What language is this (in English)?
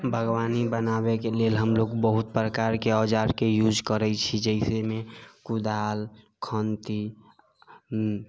Maithili